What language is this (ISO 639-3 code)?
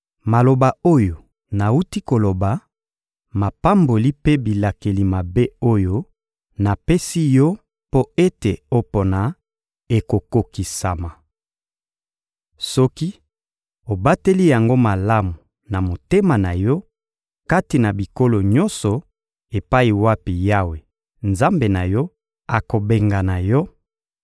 lin